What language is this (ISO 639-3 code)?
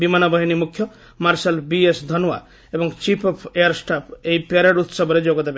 ori